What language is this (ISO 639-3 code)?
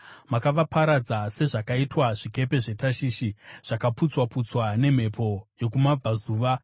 sna